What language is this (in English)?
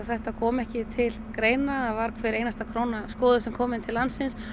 Icelandic